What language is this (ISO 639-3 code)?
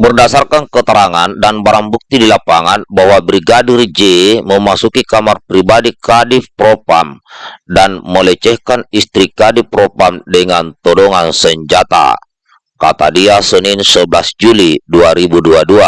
ind